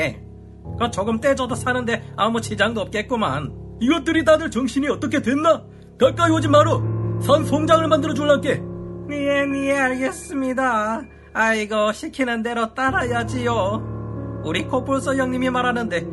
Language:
Korean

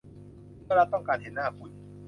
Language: Thai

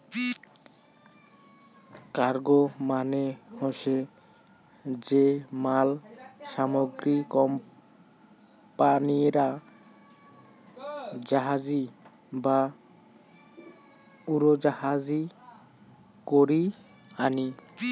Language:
Bangla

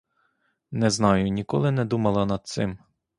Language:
Ukrainian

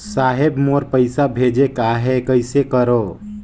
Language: Chhattisgarhi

